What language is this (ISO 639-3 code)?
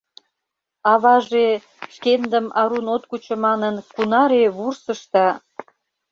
chm